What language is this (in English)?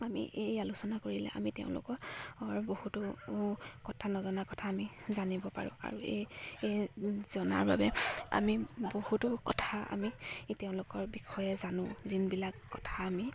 Assamese